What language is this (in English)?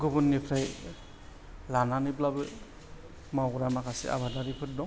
Bodo